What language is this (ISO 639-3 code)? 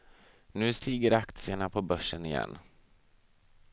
swe